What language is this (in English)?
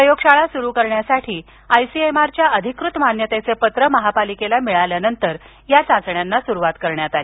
Marathi